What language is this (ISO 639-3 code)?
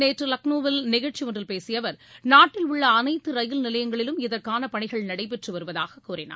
tam